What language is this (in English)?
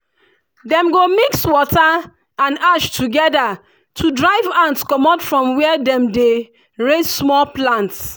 Nigerian Pidgin